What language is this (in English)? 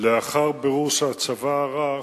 Hebrew